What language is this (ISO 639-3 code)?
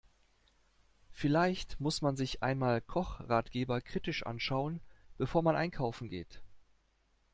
deu